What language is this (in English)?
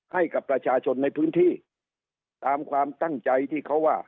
Thai